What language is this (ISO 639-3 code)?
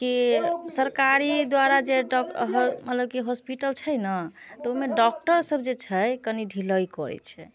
mai